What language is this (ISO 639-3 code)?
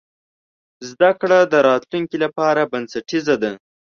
pus